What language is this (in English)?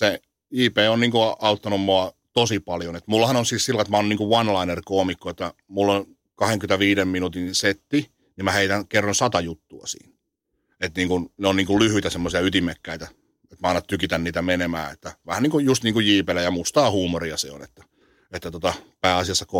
Finnish